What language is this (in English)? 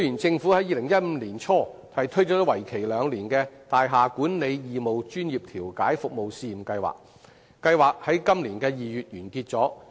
Cantonese